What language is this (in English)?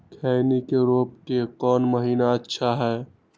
Magahi